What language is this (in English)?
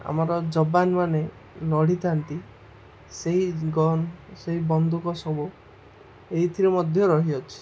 Odia